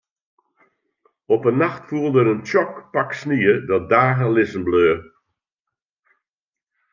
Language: Western Frisian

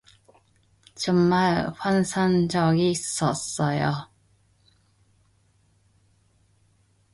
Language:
Korean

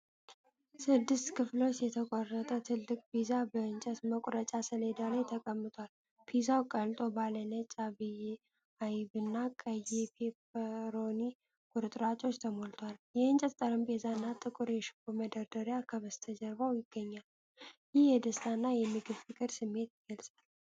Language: Amharic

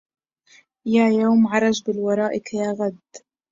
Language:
Arabic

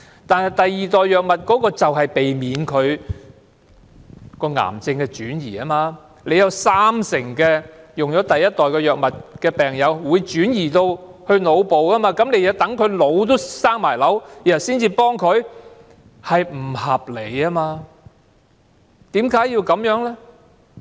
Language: Cantonese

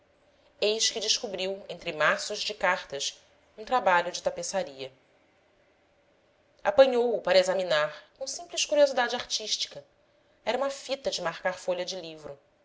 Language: Portuguese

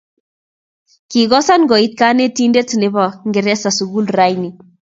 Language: Kalenjin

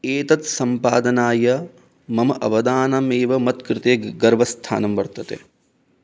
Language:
Sanskrit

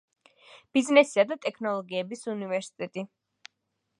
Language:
Georgian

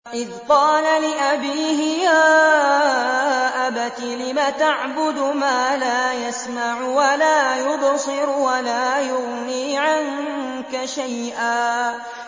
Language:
Arabic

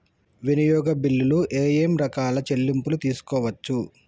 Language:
Telugu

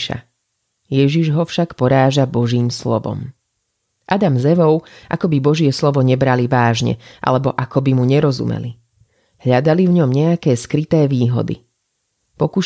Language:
Slovak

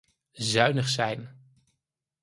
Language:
Dutch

